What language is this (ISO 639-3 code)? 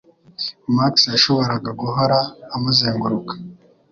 kin